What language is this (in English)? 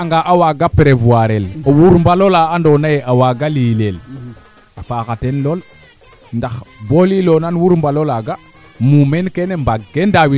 Serer